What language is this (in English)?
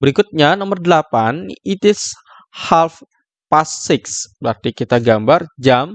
Indonesian